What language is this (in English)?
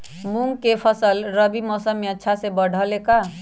Magahi